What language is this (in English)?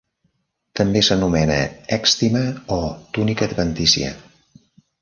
Catalan